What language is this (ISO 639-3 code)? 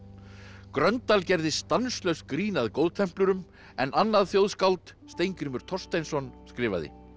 isl